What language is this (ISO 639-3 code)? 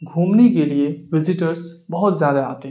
urd